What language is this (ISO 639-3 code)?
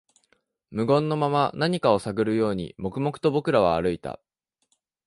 jpn